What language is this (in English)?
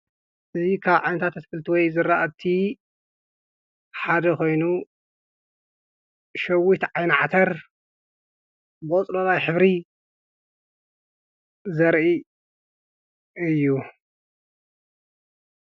Tigrinya